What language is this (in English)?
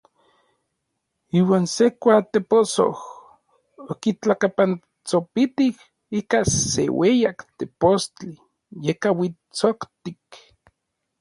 Orizaba Nahuatl